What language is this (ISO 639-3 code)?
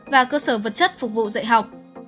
vie